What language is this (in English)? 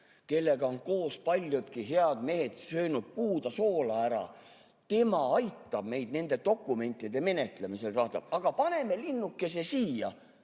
Estonian